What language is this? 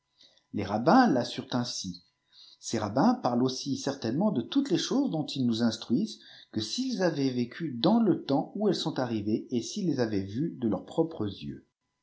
French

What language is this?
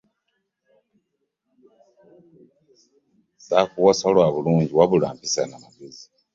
Ganda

